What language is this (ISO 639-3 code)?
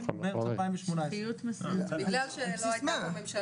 heb